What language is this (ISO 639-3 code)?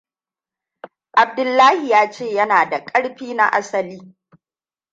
hau